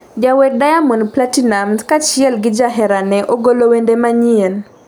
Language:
Luo (Kenya and Tanzania)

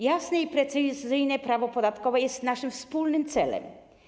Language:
Polish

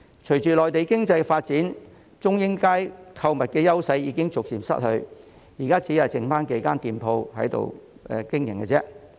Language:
Cantonese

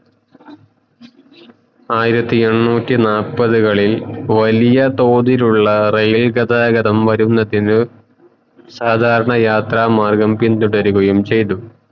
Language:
Malayalam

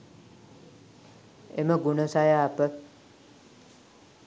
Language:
Sinhala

